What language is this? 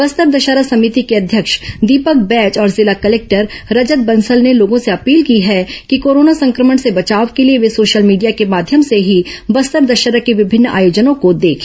Hindi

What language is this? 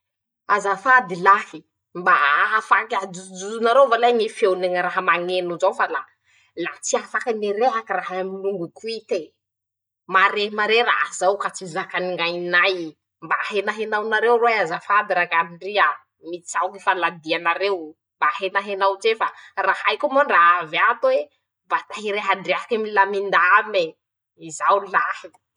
Masikoro Malagasy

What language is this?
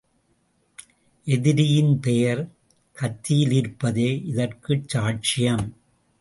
Tamil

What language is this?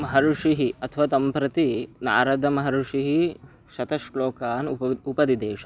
Sanskrit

